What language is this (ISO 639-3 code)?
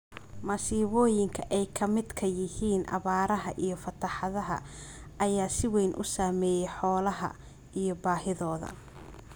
som